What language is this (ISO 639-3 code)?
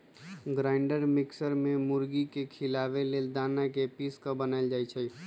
mag